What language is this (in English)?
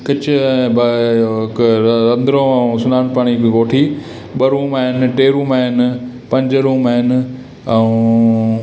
Sindhi